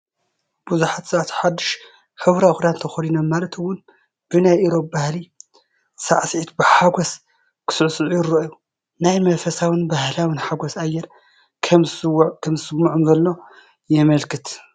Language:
Tigrinya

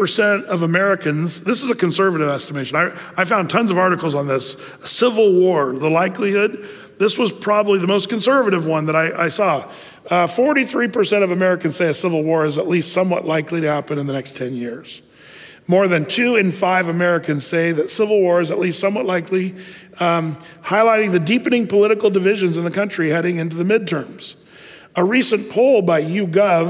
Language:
English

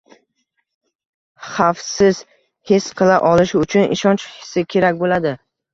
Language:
Uzbek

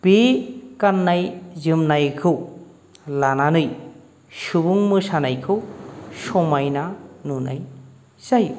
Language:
Bodo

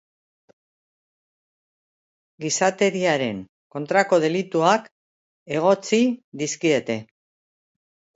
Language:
Basque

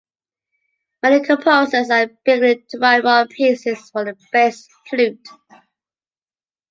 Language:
English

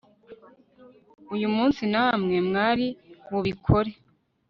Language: Kinyarwanda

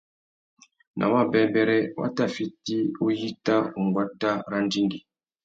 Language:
Tuki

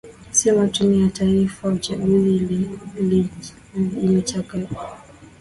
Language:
Swahili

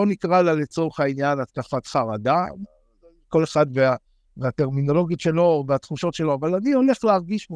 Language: Hebrew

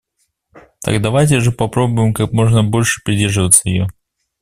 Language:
Russian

